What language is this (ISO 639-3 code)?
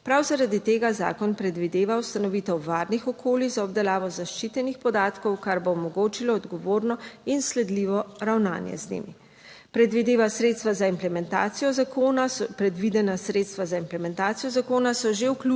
slv